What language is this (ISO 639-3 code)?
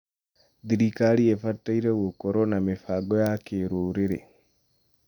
kik